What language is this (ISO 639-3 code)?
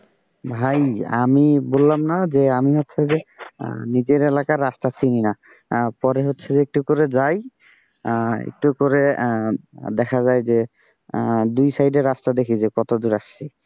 ben